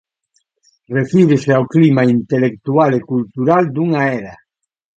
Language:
Galician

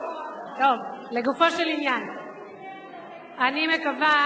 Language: Hebrew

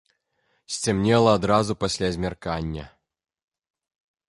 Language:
Belarusian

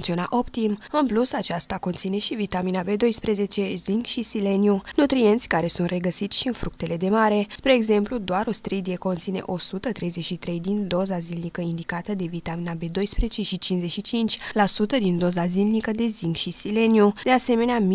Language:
Romanian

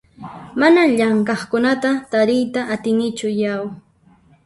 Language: Puno Quechua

